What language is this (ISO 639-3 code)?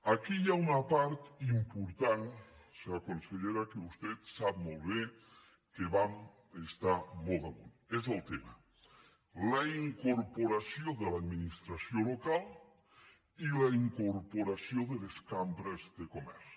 cat